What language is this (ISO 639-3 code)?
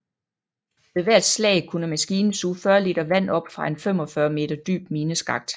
dan